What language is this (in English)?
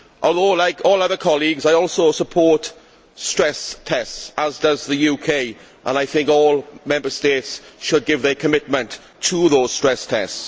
English